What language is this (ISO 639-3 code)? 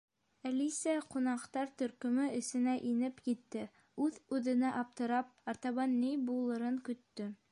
bak